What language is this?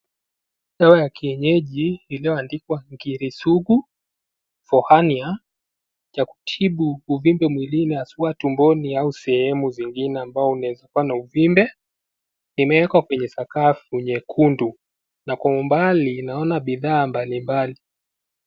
Swahili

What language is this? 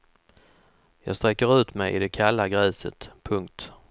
Swedish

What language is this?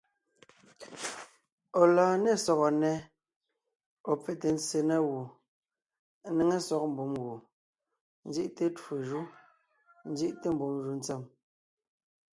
Ngiemboon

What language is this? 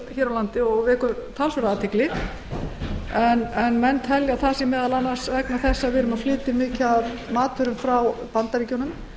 Icelandic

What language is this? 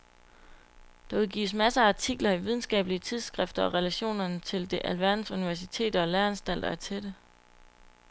Danish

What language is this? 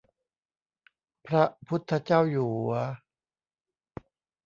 Thai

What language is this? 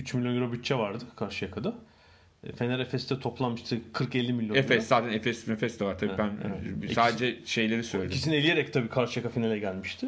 Turkish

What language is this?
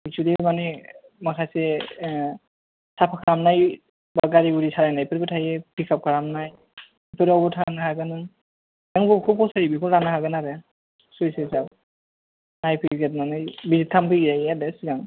Bodo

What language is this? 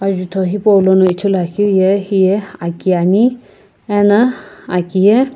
Sumi Naga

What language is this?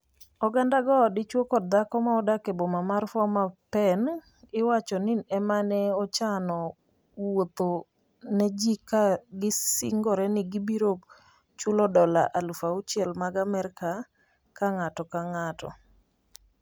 Luo (Kenya and Tanzania)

